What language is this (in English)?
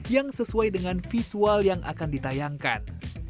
Indonesian